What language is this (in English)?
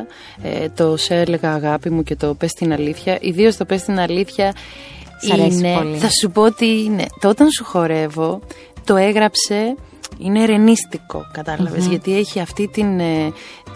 Greek